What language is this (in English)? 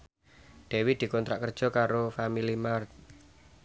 Javanese